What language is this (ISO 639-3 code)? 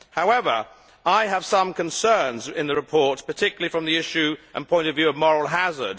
eng